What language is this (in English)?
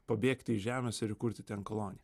Lithuanian